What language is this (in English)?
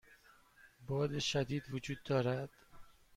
Persian